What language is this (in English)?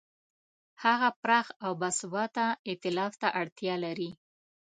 Pashto